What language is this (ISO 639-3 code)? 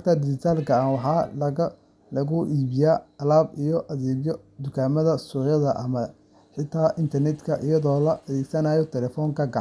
som